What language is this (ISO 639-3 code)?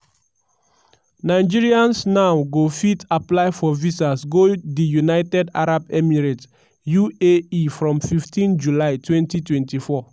pcm